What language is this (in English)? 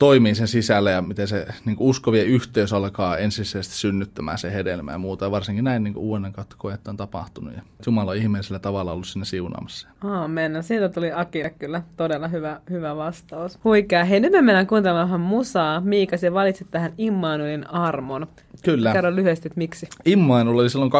Finnish